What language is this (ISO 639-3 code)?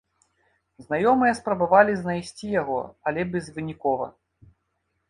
bel